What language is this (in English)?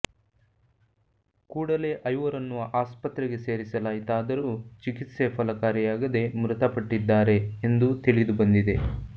Kannada